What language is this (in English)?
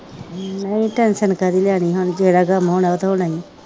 Punjabi